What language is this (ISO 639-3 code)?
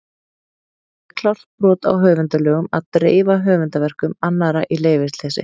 isl